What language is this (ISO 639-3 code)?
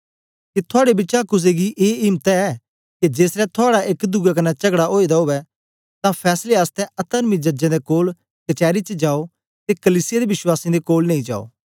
doi